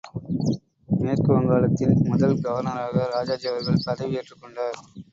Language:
Tamil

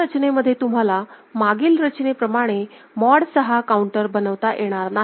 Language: Marathi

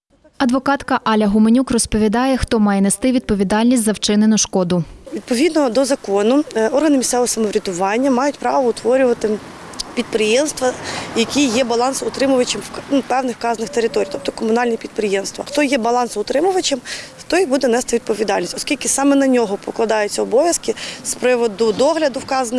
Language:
Ukrainian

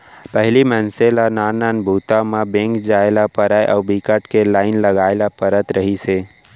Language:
Chhattisgarhi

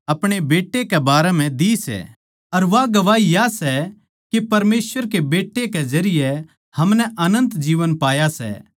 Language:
Haryanvi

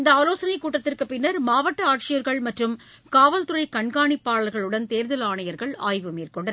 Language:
Tamil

